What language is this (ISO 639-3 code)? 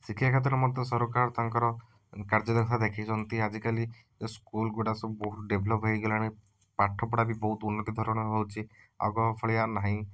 ori